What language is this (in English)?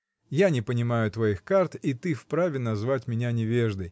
Russian